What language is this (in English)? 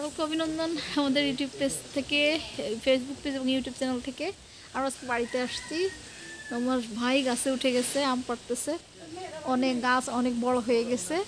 Romanian